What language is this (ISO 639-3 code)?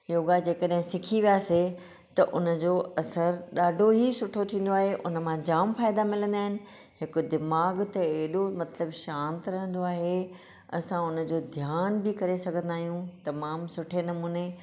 snd